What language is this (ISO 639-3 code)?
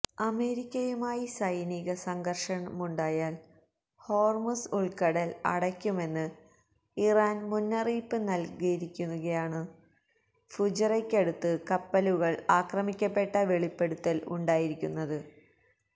mal